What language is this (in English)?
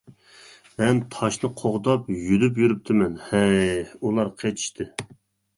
Uyghur